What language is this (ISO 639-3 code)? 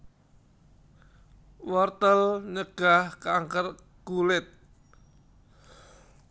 jav